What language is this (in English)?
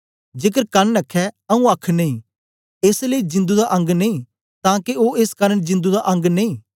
Dogri